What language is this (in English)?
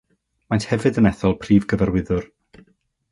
Welsh